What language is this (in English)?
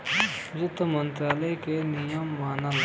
Bhojpuri